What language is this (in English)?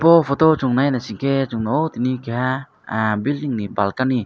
Kok Borok